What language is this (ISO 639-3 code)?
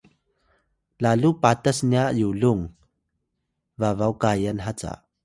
tay